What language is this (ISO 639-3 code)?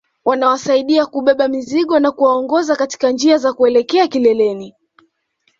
swa